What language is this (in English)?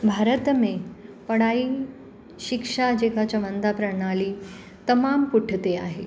Sindhi